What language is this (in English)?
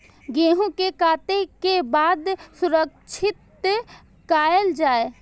Maithili